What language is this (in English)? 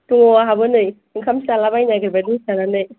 Bodo